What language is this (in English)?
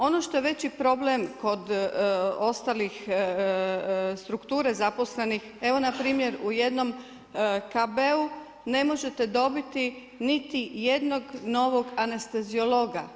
Croatian